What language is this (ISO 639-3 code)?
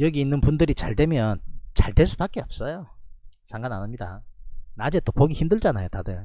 kor